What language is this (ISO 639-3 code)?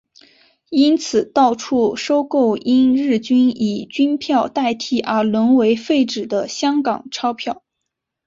zho